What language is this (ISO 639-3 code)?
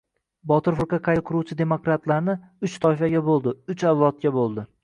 uzb